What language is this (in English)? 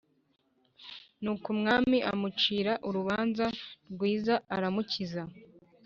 Kinyarwanda